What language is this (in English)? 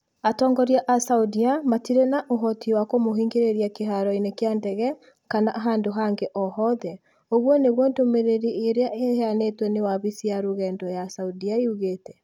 Kikuyu